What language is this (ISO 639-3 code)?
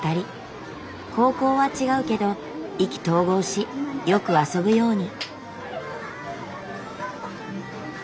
jpn